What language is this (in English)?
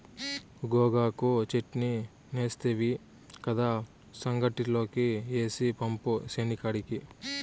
Telugu